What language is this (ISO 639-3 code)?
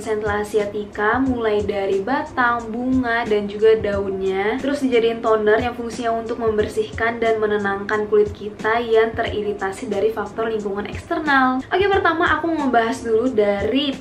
ind